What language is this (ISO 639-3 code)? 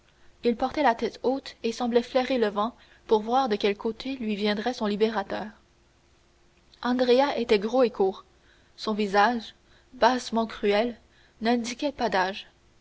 fra